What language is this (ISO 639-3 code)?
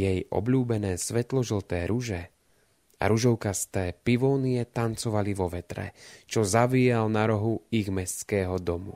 slk